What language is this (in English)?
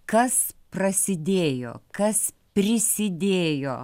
Lithuanian